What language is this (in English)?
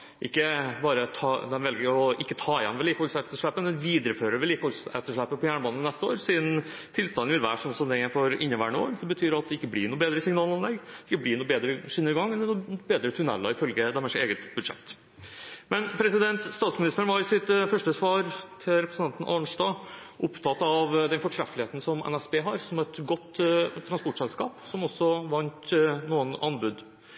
Norwegian Bokmål